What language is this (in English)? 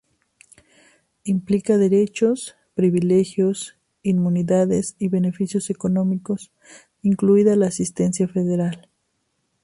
Spanish